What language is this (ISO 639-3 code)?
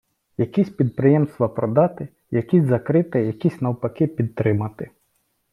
ukr